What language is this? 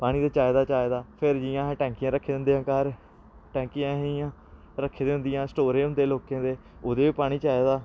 Dogri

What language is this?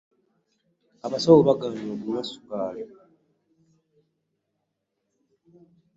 Ganda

